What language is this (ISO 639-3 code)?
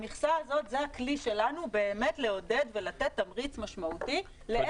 heb